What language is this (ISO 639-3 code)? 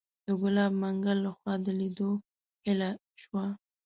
pus